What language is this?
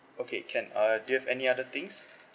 English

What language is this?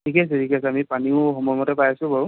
Assamese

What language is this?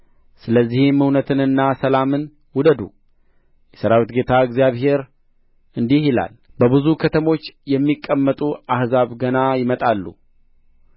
Amharic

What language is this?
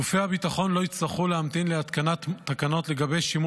Hebrew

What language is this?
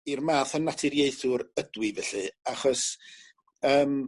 Welsh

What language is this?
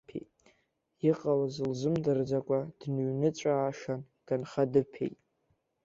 Abkhazian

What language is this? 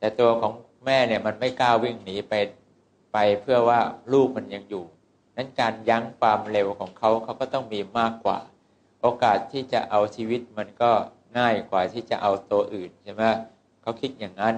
Thai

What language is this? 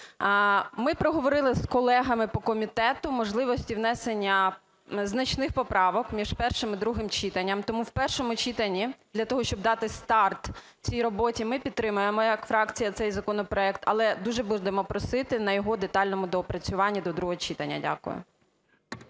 Ukrainian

